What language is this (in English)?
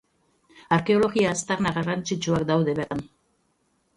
Basque